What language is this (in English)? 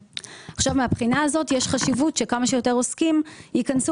Hebrew